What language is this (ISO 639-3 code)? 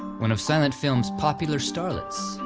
eng